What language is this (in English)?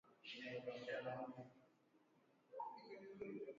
Swahili